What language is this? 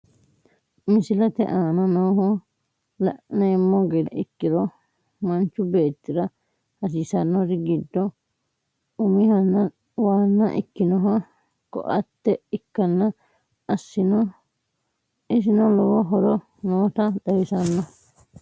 Sidamo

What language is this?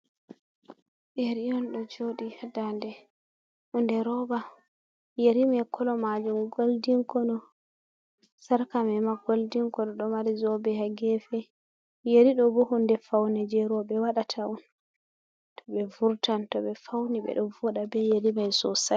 Fula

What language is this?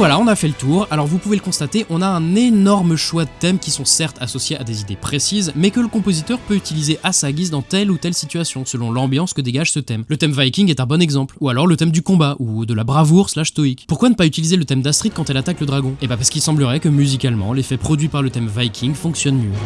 French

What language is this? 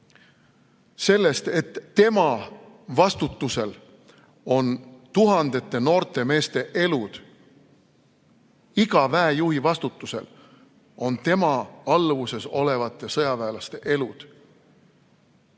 Estonian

